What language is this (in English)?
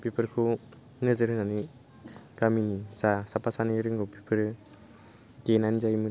Bodo